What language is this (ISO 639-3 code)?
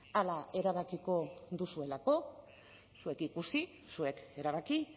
eus